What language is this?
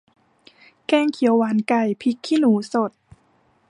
Thai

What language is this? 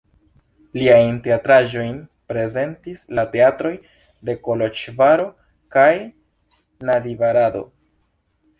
Esperanto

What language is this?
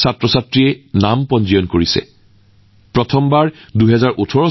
Assamese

